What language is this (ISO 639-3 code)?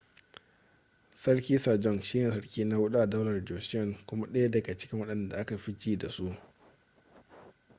hau